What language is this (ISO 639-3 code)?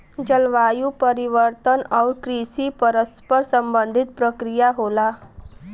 bho